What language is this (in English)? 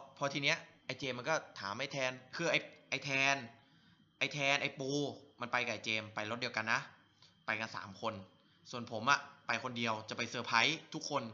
Thai